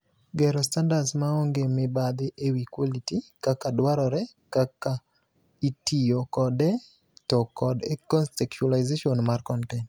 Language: Luo (Kenya and Tanzania)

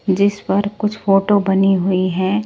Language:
Hindi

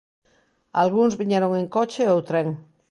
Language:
Galician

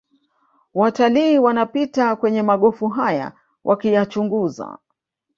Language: Swahili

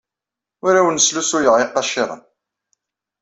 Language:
Kabyle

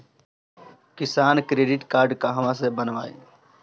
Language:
Bhojpuri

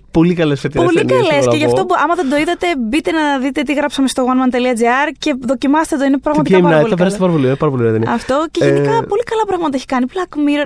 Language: Greek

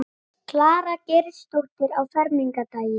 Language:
Icelandic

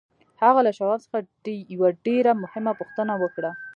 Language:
Pashto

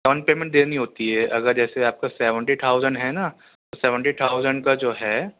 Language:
Urdu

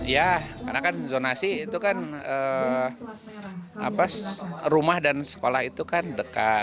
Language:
Indonesian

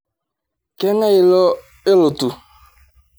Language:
Masai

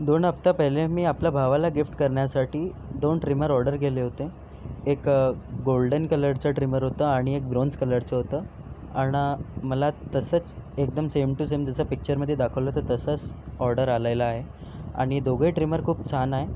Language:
Marathi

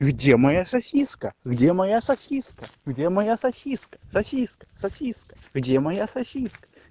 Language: Russian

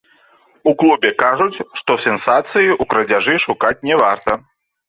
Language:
Belarusian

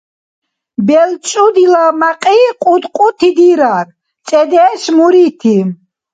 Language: Dargwa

